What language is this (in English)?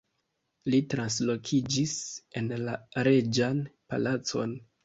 Esperanto